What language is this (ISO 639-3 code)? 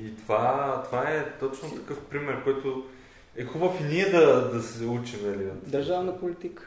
bul